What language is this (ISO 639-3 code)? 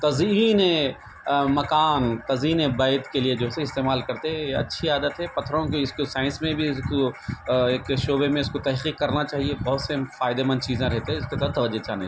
urd